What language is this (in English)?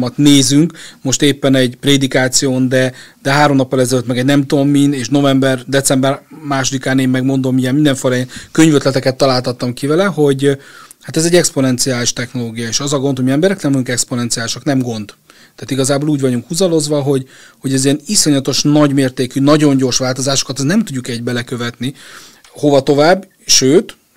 Hungarian